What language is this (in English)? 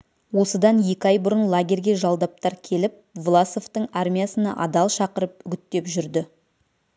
Kazakh